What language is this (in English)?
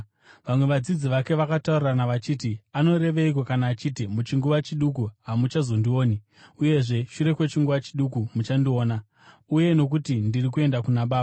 Shona